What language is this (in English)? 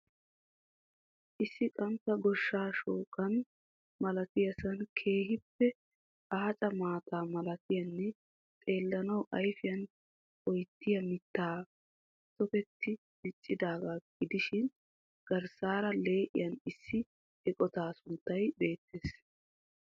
Wolaytta